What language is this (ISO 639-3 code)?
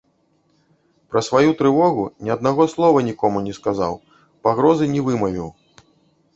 bel